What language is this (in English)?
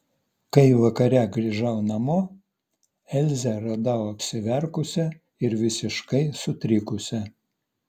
Lithuanian